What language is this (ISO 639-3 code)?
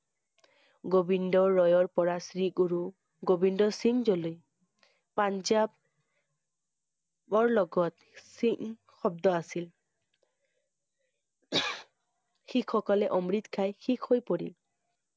asm